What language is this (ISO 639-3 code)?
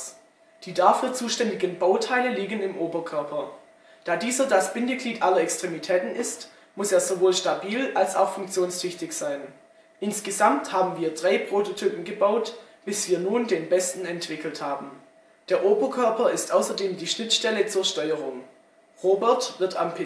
deu